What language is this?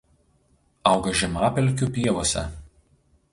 Lithuanian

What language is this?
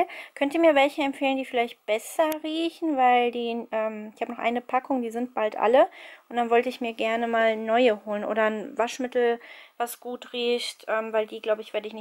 German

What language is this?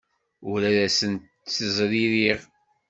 Kabyle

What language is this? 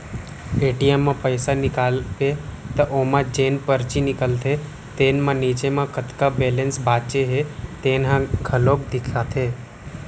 Chhattisgarhi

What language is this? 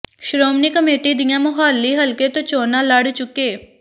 Punjabi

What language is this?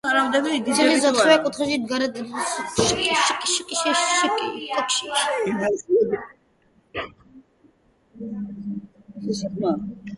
Georgian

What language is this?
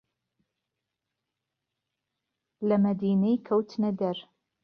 Central Kurdish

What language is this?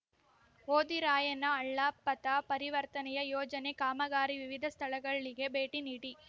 Kannada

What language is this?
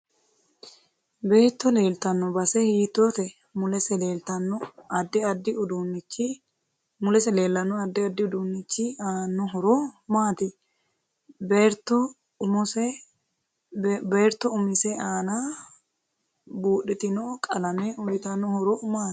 Sidamo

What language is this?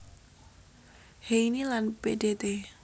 Javanese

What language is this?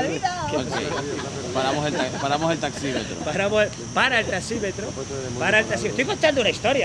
Spanish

